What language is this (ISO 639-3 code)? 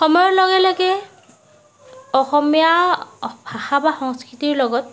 asm